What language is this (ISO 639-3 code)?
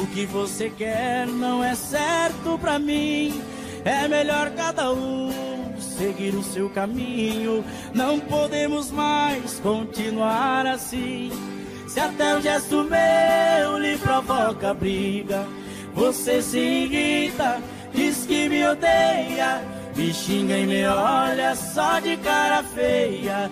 por